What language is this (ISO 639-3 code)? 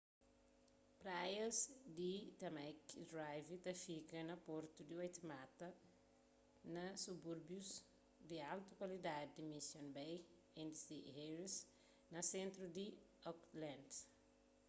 kea